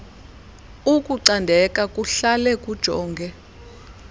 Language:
Xhosa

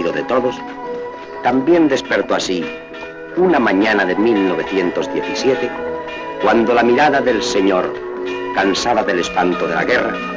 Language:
Spanish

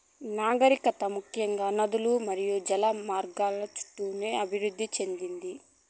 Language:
Telugu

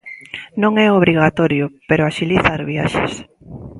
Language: Galician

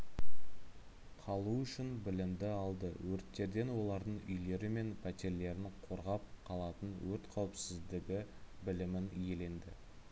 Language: Kazakh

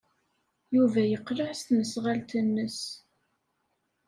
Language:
Kabyle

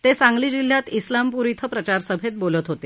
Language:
Marathi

